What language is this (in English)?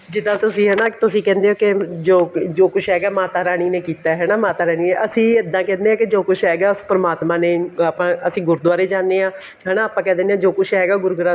Punjabi